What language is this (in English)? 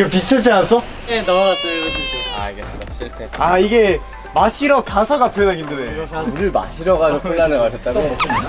Korean